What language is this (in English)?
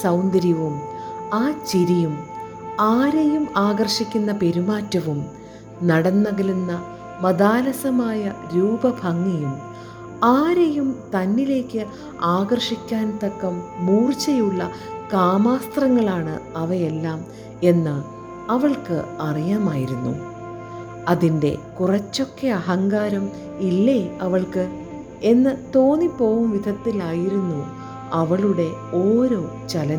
Malayalam